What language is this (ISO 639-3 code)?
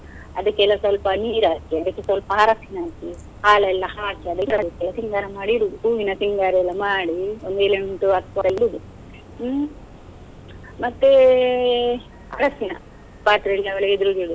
kan